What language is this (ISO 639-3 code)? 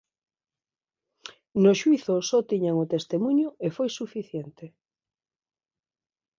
glg